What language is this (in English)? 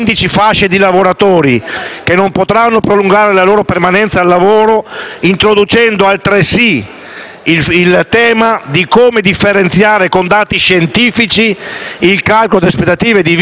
Italian